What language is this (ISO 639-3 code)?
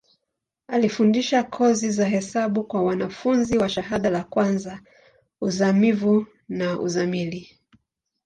swa